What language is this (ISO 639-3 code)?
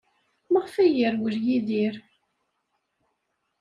kab